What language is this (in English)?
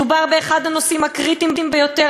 Hebrew